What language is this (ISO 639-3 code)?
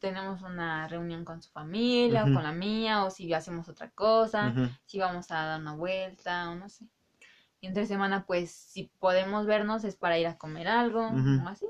spa